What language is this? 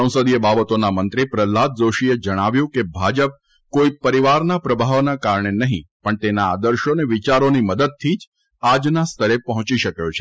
Gujarati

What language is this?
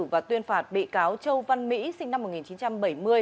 Vietnamese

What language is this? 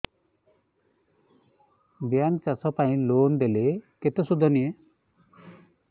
Odia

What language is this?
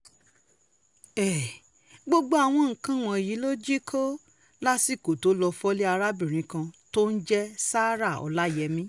Yoruba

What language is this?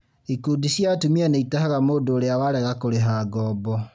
Kikuyu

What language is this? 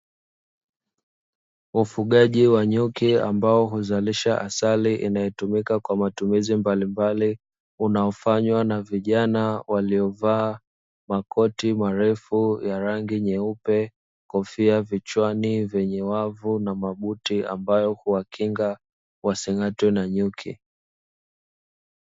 Swahili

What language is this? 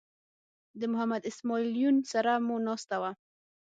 Pashto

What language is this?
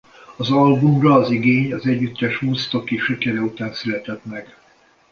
Hungarian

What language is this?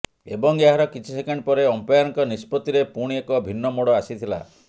Odia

